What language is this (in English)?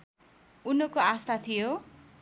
Nepali